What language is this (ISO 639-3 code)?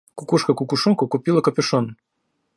rus